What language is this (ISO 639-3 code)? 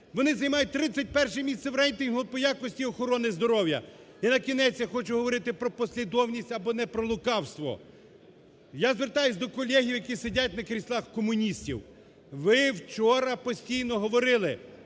ukr